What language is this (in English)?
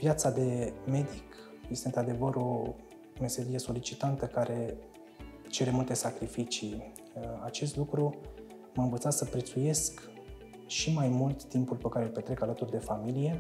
Romanian